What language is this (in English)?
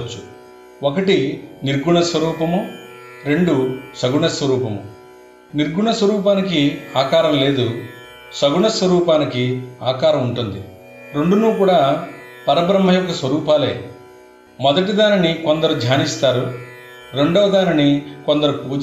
Telugu